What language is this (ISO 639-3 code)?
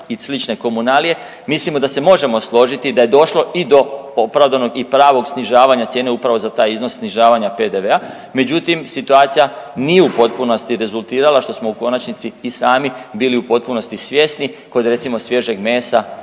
hrv